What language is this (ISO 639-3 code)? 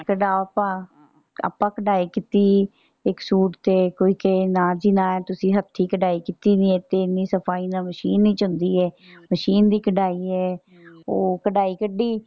pan